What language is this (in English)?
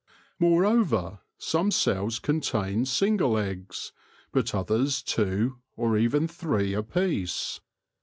English